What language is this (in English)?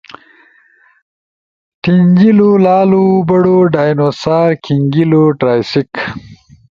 Ushojo